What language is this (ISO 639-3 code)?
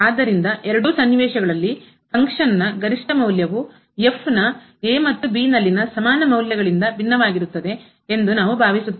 kan